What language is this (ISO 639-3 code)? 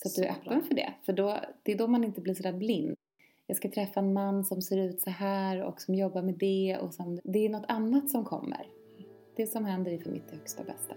swe